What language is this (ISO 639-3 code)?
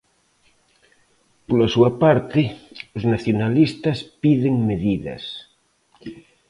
glg